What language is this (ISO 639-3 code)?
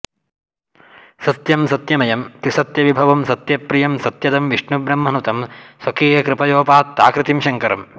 san